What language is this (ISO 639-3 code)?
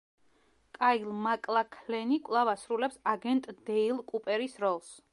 kat